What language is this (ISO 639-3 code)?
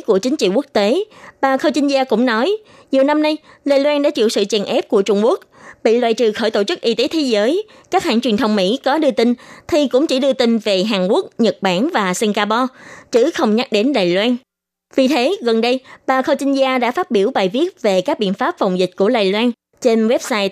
vie